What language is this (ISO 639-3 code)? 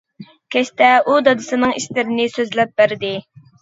uig